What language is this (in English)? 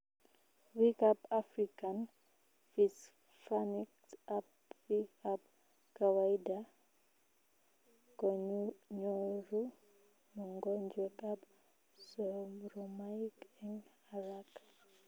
Kalenjin